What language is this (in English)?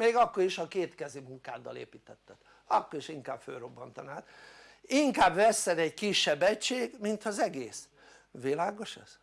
Hungarian